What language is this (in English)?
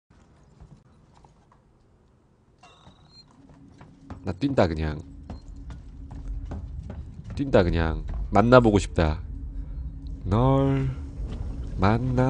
Korean